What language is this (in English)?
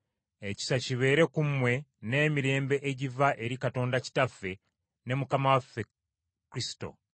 Ganda